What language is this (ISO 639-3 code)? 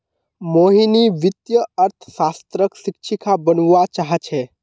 mag